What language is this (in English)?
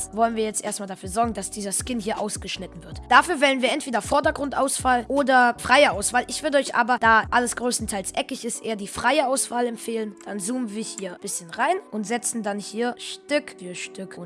German